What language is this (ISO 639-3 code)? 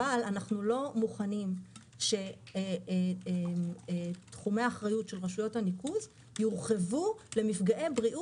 heb